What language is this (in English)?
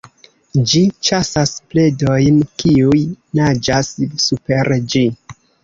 Esperanto